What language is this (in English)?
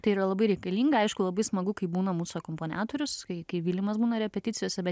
Lithuanian